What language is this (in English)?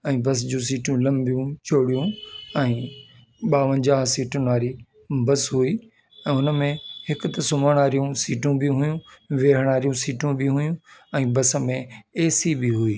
Sindhi